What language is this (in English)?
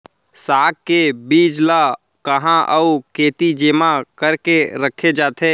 Chhattisgarhi